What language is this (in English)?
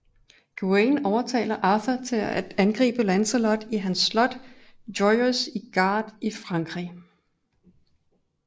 Danish